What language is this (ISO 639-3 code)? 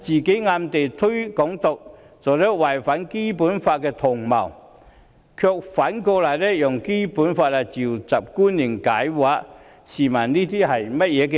yue